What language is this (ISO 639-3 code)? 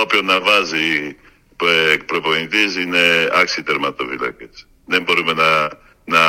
ell